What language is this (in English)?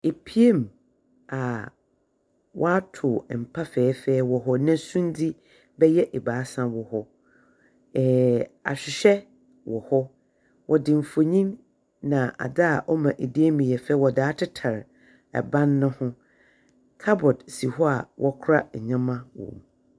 Akan